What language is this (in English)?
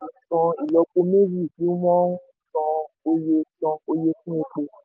Yoruba